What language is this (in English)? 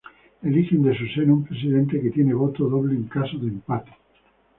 Spanish